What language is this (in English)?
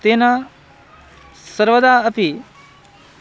Sanskrit